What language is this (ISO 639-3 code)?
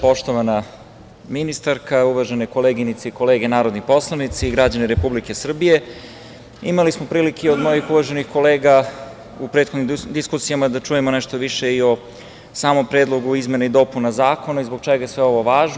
srp